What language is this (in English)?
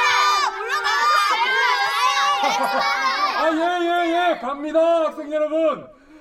Korean